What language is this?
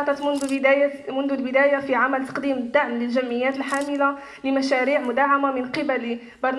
Arabic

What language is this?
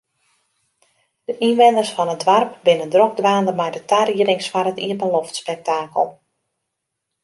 Western Frisian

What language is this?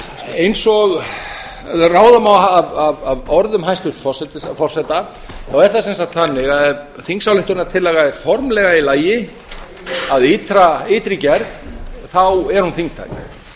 Icelandic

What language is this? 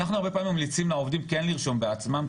Hebrew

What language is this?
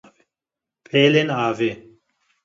Kurdish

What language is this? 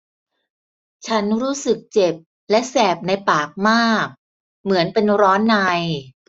Thai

